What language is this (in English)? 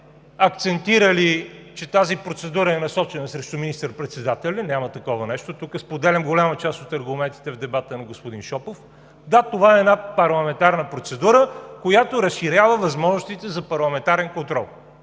Bulgarian